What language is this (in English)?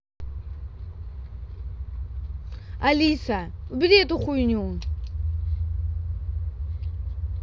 Russian